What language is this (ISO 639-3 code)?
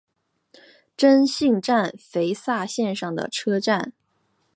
zho